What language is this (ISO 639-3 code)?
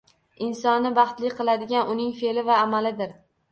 uzb